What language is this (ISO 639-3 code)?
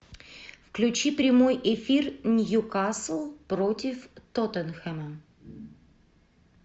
rus